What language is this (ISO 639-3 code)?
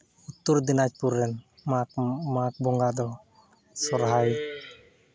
sat